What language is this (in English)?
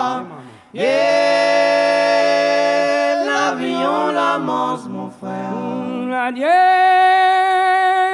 French